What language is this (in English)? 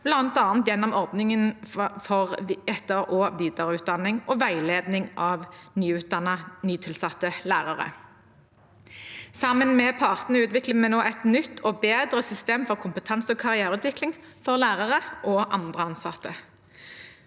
Norwegian